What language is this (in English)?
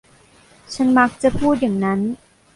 Thai